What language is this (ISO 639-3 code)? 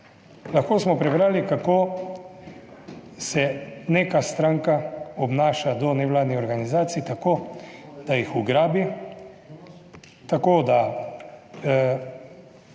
slv